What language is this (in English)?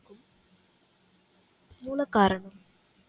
Tamil